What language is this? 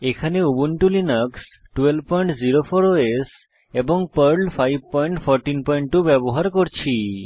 Bangla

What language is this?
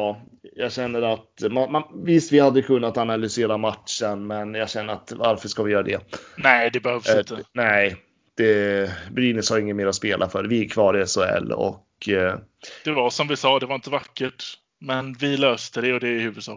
Swedish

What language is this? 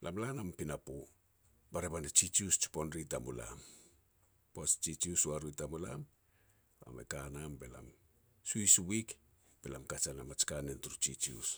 Petats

